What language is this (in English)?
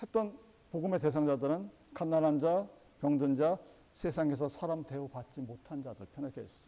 Korean